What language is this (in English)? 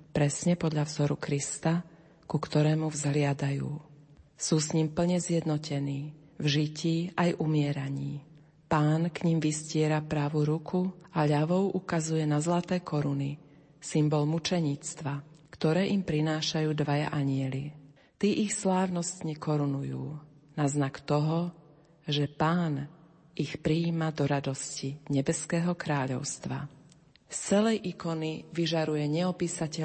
Slovak